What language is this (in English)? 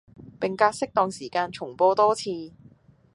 Cantonese